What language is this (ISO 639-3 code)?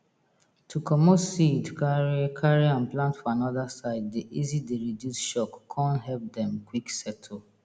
pcm